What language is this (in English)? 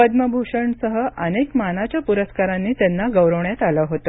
Marathi